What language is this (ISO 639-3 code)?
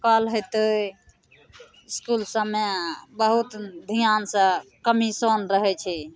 mai